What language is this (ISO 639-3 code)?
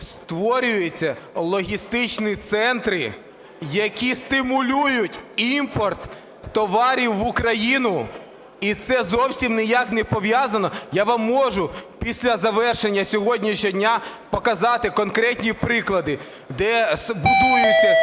ukr